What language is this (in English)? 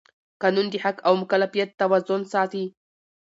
Pashto